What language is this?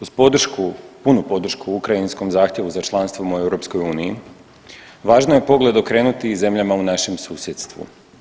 Croatian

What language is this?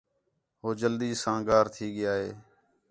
Khetrani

